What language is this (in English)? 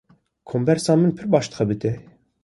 Kurdish